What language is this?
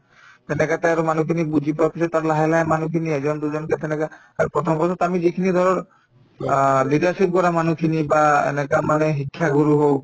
Assamese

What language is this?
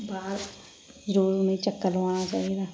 Dogri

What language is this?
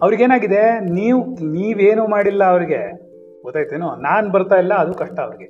Kannada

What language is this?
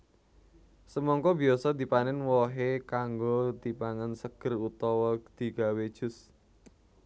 Javanese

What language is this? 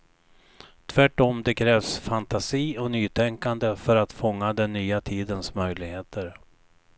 Swedish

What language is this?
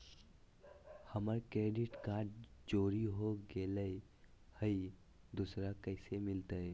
Magahi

